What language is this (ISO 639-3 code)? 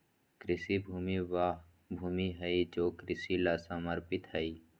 mag